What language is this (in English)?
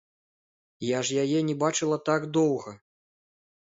Belarusian